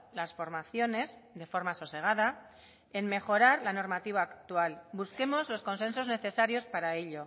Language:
Spanish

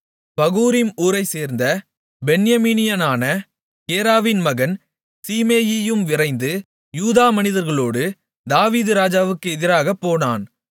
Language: Tamil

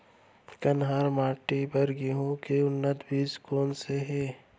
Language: Chhattisgarhi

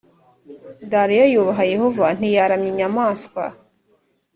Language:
Kinyarwanda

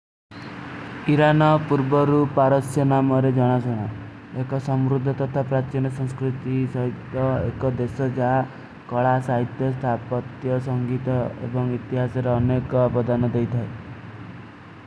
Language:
Kui (India)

